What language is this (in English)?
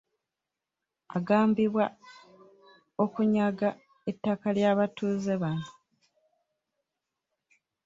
Ganda